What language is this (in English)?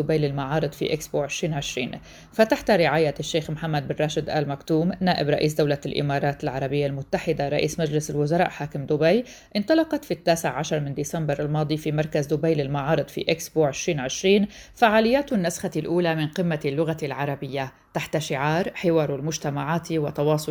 Arabic